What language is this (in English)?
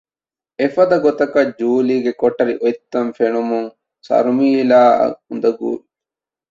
Divehi